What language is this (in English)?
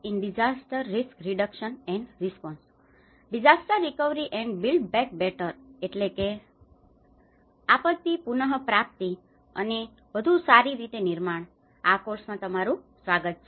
Gujarati